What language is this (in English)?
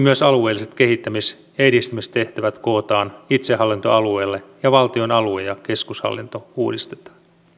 Finnish